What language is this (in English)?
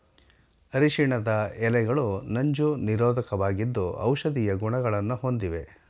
Kannada